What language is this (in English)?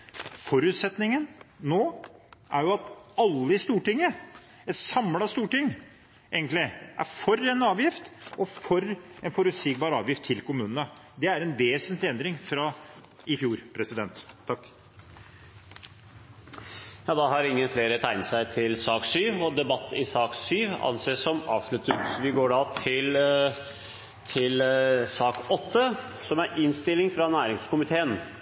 Norwegian Bokmål